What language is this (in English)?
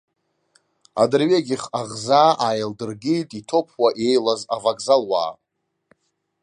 Abkhazian